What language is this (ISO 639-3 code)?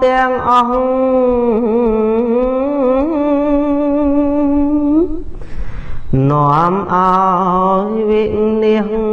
vie